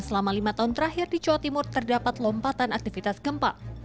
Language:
Indonesian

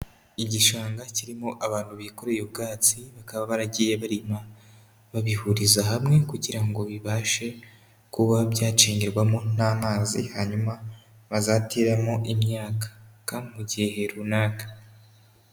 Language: Kinyarwanda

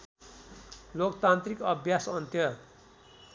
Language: Nepali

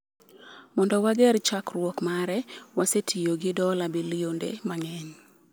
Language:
Luo (Kenya and Tanzania)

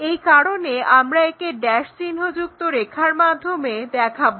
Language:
Bangla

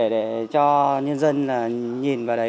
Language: Vietnamese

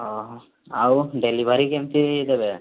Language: Odia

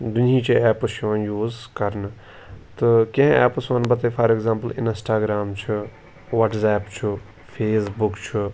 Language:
Kashmiri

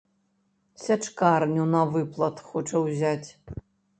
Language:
Belarusian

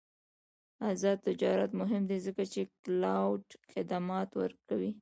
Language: Pashto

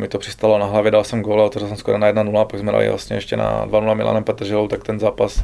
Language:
Czech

